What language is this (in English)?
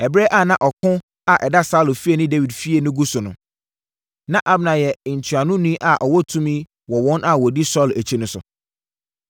Akan